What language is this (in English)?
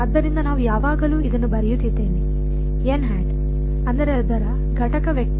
Kannada